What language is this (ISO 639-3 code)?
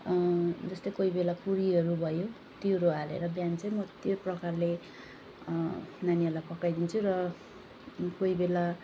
nep